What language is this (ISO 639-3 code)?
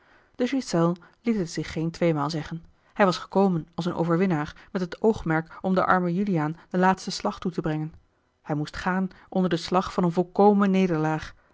nld